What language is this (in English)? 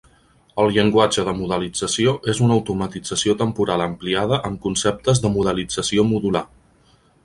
Catalan